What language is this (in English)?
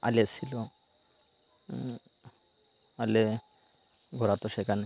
Bangla